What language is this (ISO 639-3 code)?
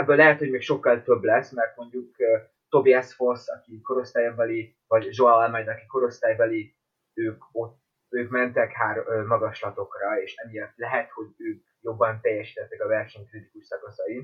hun